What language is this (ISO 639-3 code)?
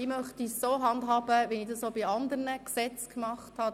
gsw